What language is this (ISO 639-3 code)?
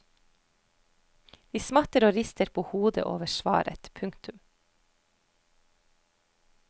nor